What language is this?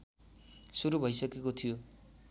Nepali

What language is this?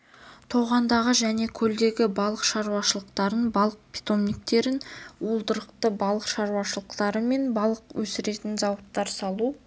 Kazakh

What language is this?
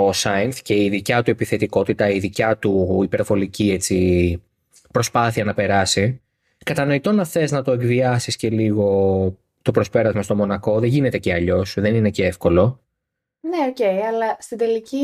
Greek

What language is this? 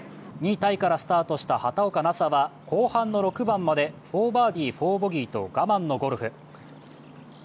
Japanese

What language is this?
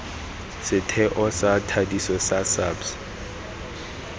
Tswana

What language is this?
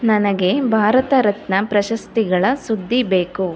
Kannada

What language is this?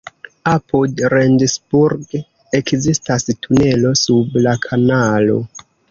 Esperanto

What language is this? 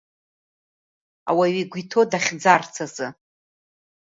Abkhazian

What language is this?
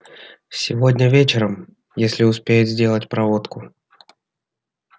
Russian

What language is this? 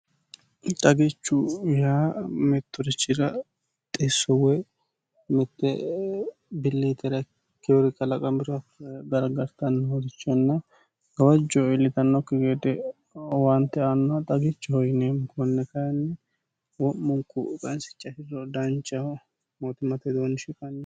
Sidamo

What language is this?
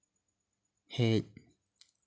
Santali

